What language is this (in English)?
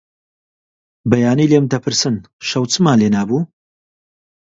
Central Kurdish